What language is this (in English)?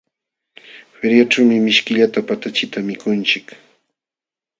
Jauja Wanca Quechua